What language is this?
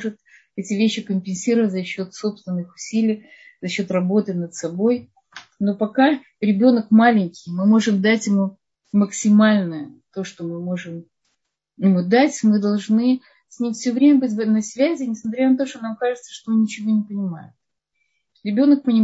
Russian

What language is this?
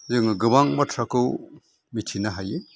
Bodo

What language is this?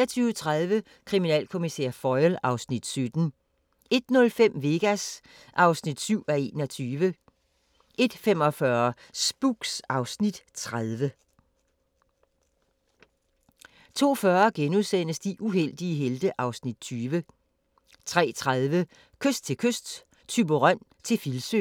Danish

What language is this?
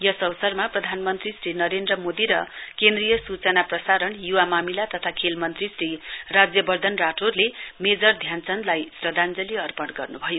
Nepali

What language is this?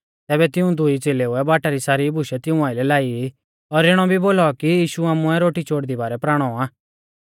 Mahasu Pahari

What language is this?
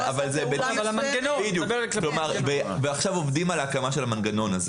Hebrew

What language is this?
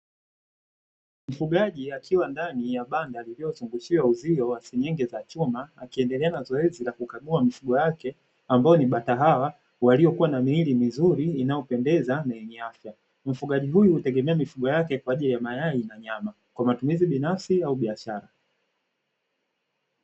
Swahili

